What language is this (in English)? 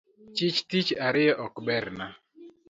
Luo (Kenya and Tanzania)